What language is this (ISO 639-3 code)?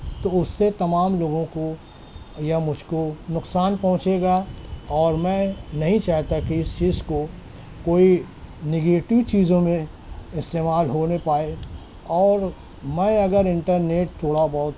urd